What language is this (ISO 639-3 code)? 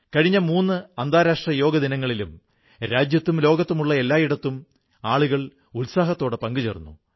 mal